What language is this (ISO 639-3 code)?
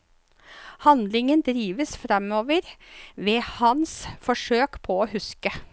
nor